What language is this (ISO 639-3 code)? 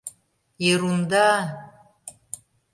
chm